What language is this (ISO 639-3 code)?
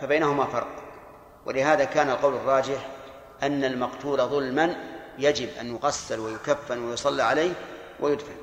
ara